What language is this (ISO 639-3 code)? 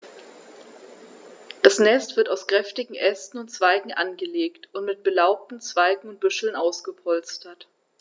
deu